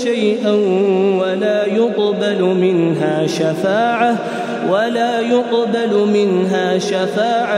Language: Arabic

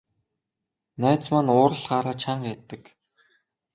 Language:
Mongolian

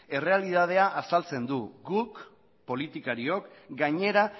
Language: Basque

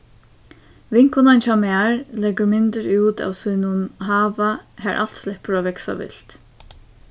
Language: Faroese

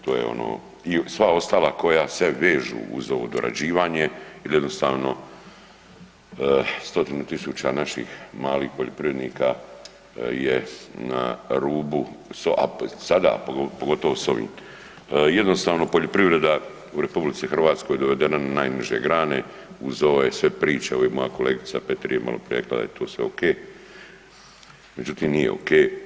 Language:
Croatian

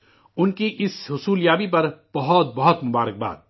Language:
Urdu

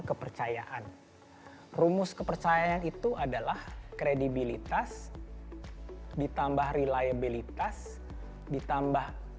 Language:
Indonesian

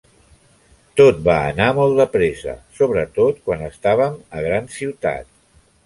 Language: Catalan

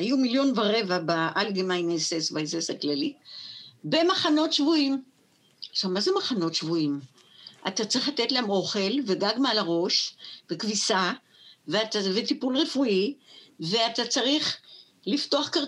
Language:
Hebrew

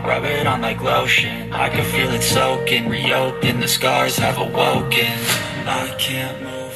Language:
Indonesian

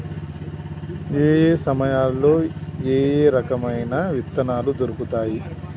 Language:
Telugu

